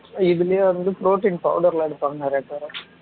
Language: Tamil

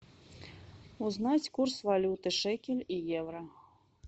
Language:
Russian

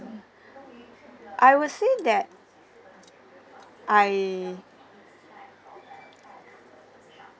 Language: English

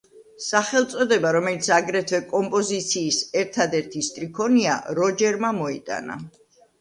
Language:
Georgian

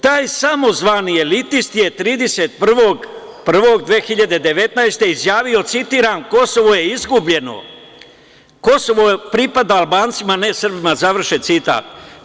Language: Serbian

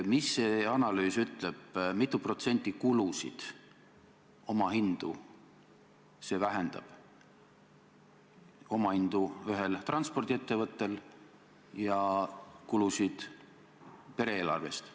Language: Estonian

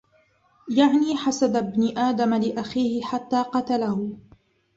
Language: Arabic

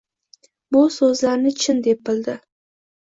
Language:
Uzbek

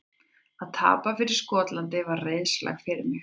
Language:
Icelandic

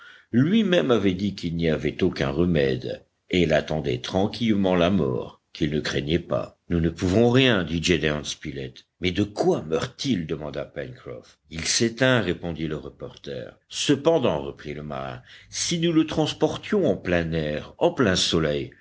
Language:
French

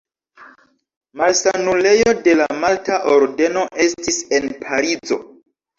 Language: Esperanto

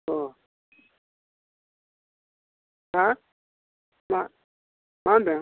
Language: Bodo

